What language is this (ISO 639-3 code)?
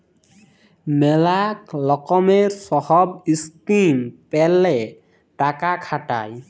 ben